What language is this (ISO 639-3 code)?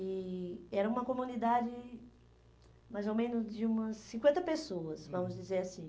por